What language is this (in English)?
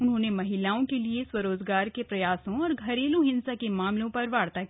Hindi